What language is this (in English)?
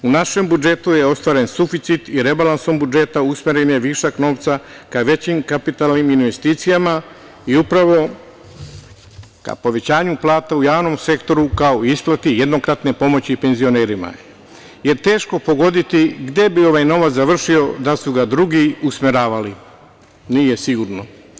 Serbian